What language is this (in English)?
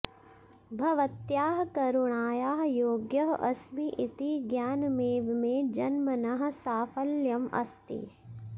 Sanskrit